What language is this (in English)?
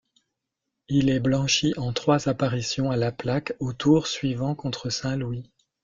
French